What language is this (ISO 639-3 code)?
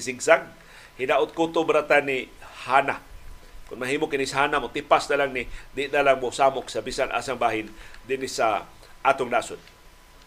fil